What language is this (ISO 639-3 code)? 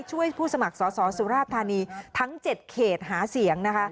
tha